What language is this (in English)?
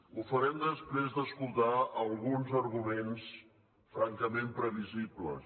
Catalan